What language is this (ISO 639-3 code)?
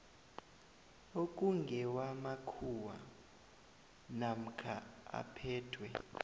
nbl